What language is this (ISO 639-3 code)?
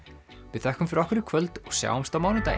isl